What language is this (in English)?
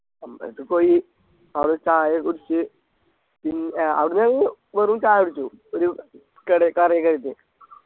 Malayalam